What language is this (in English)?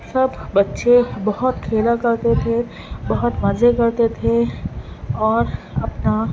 Urdu